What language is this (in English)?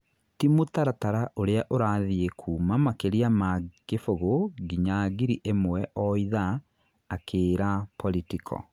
Kikuyu